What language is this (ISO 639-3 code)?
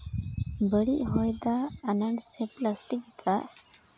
sat